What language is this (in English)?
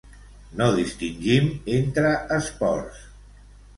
Catalan